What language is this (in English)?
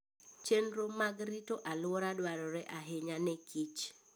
Luo (Kenya and Tanzania)